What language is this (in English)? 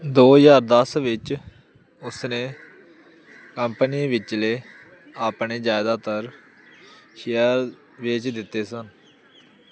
Punjabi